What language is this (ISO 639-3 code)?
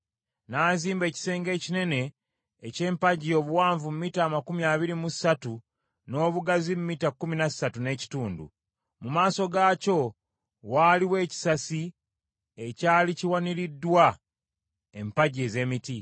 lug